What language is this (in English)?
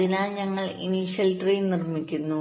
Malayalam